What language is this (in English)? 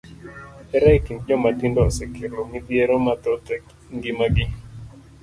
Luo (Kenya and Tanzania)